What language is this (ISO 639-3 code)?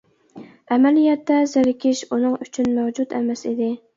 uig